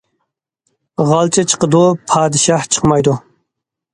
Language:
Uyghur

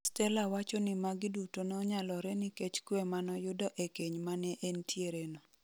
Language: Luo (Kenya and Tanzania)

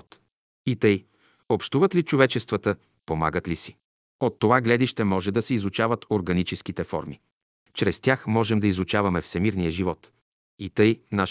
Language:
Bulgarian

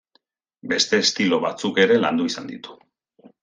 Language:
Basque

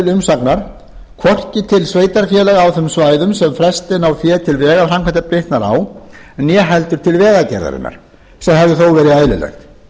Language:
Icelandic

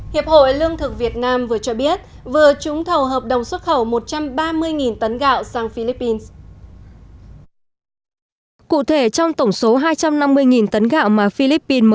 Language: Vietnamese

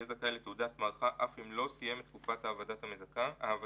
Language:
Hebrew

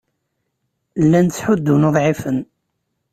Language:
Kabyle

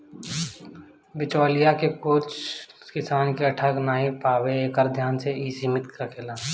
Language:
Bhojpuri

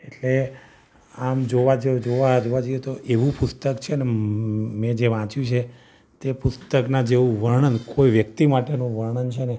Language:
Gujarati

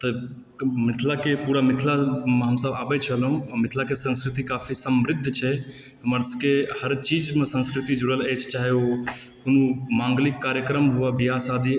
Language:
Maithili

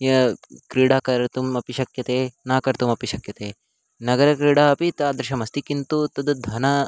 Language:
Sanskrit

